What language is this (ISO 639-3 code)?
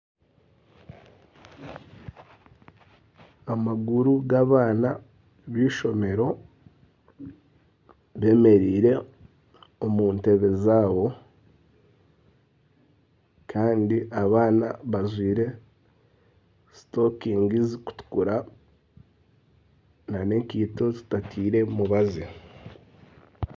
nyn